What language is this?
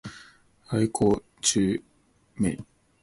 Cantonese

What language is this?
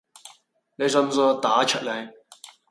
Cantonese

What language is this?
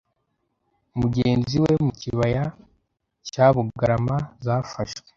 Kinyarwanda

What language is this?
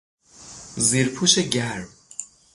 Persian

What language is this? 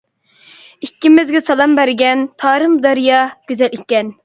Uyghur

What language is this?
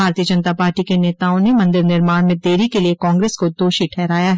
Hindi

